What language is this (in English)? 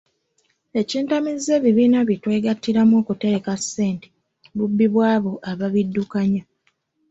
Ganda